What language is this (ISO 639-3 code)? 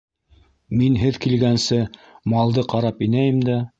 bak